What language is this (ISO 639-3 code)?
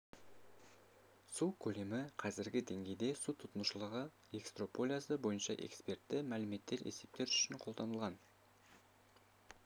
kaz